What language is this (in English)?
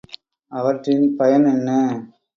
Tamil